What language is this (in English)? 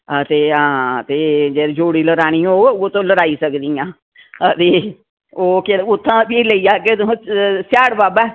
Dogri